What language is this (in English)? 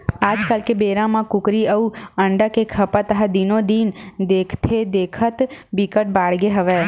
Chhattisgarhi